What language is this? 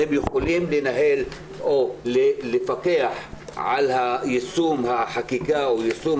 Hebrew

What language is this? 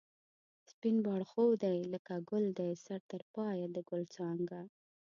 Pashto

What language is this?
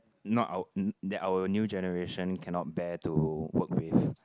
English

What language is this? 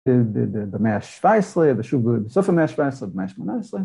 Hebrew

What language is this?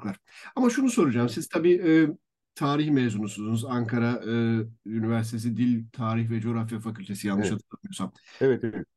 Turkish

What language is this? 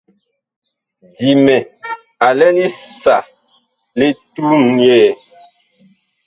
Bakoko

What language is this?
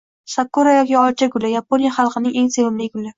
Uzbek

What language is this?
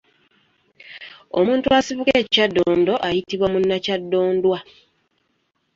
Ganda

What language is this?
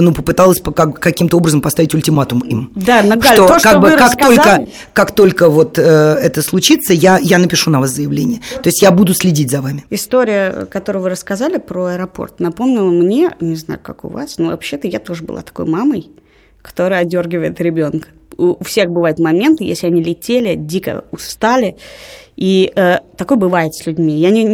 Russian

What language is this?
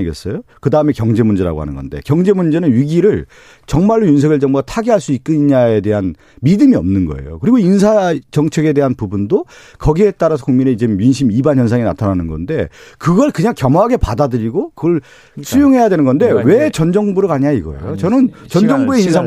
Korean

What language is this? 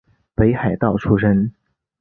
Chinese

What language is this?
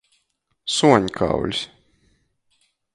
Latgalian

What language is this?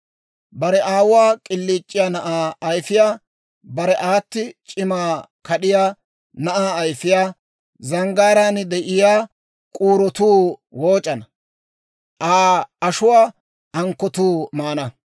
Dawro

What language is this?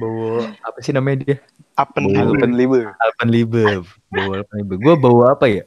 Indonesian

